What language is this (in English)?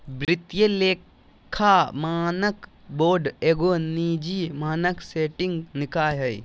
Magahi